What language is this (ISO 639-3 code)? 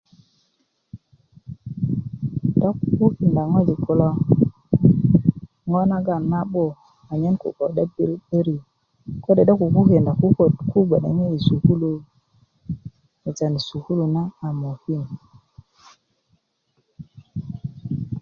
ukv